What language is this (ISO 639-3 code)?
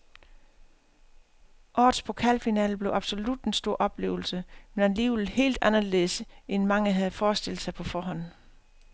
dan